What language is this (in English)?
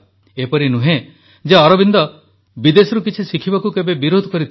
Odia